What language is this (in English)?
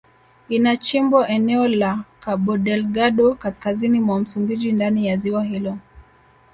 Swahili